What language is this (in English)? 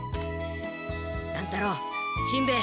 Japanese